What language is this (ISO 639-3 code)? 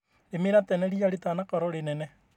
kik